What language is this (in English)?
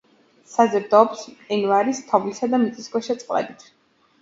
Georgian